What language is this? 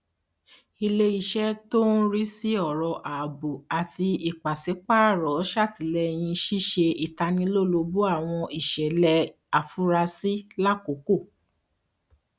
Yoruba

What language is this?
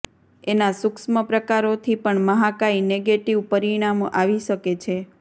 Gujarati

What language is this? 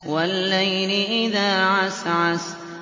Arabic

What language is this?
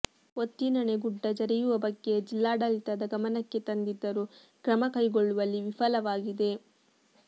Kannada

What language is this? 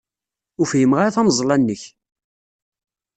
Kabyle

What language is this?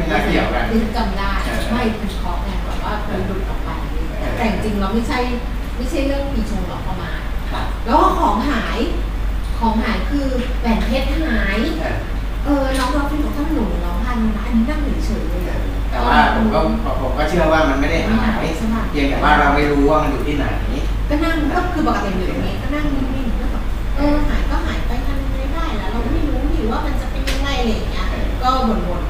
Thai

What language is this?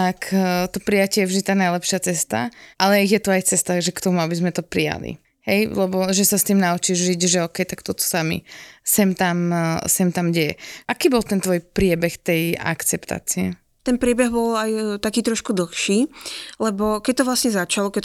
Slovak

